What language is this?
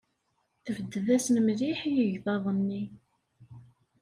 Kabyle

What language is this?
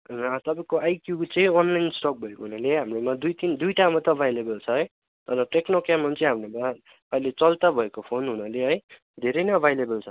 Nepali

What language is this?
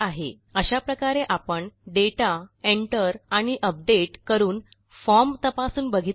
Marathi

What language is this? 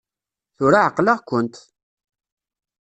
Kabyle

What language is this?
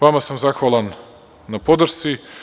Serbian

